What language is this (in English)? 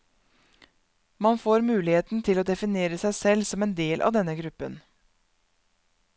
Norwegian